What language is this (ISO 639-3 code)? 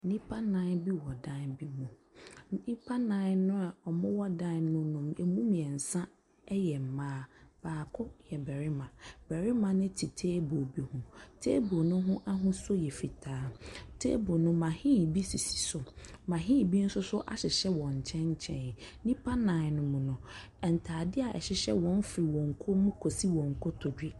aka